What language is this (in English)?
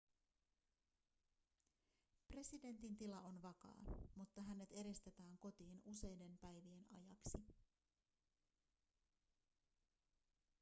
Finnish